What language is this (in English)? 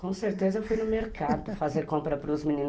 Portuguese